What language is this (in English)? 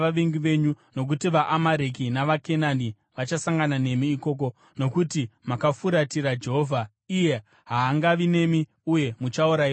Shona